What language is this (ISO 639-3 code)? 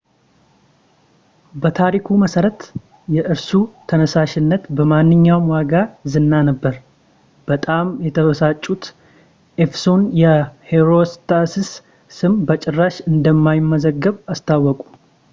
amh